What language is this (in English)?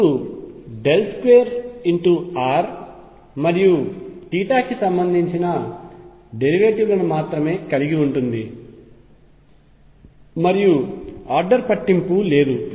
Telugu